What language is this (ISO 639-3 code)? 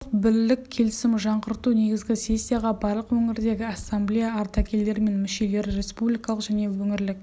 kaz